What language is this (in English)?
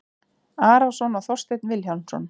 Icelandic